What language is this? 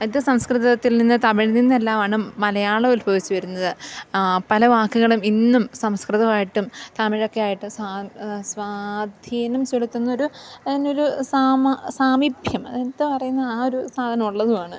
Malayalam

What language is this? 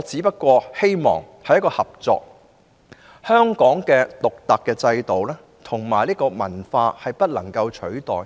Cantonese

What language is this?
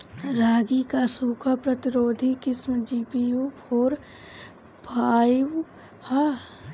Bhojpuri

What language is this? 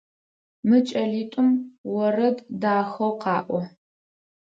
Adyghe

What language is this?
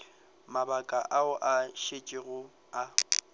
Northern Sotho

